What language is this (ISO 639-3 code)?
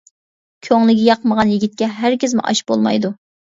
uig